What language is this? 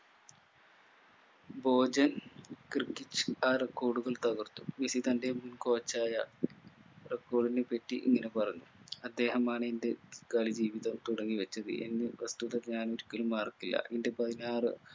Malayalam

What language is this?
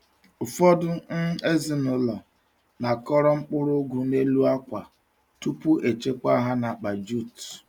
Igbo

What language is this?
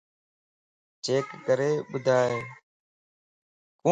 Lasi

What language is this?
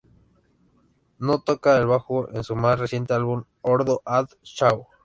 Spanish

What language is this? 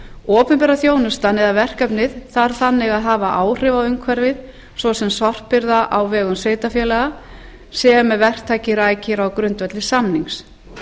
Icelandic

